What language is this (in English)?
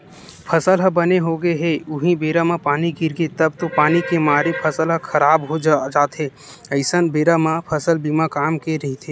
Chhattisgarhi